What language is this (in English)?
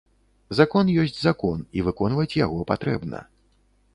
Belarusian